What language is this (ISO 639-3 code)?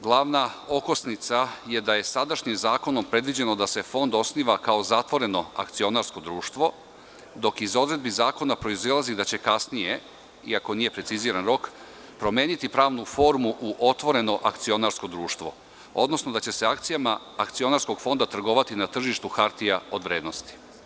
srp